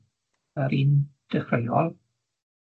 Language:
Welsh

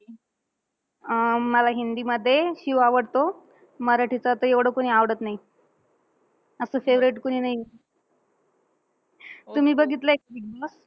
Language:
Marathi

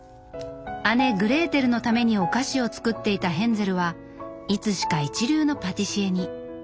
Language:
Japanese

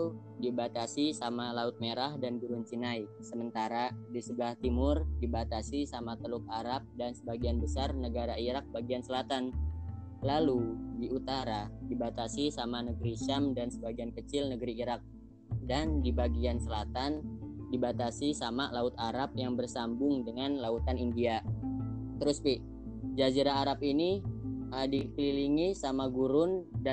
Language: Indonesian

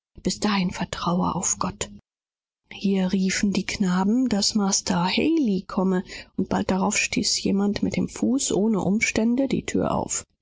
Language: German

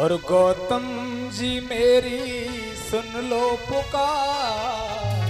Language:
Hindi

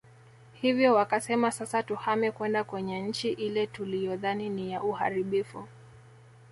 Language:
Swahili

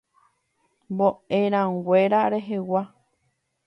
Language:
Guarani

